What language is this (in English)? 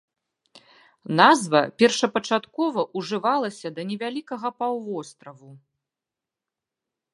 Belarusian